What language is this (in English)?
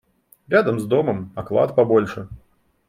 Russian